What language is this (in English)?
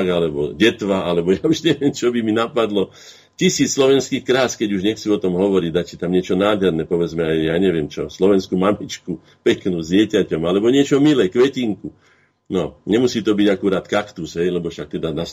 Slovak